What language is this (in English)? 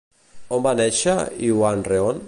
Catalan